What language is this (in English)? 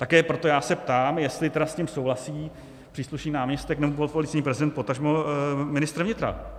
Czech